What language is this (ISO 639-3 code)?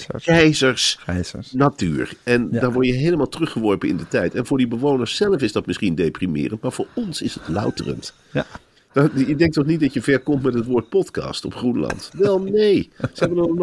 nld